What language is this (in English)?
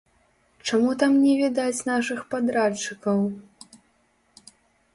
Belarusian